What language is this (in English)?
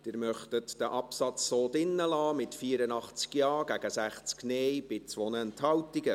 Swiss German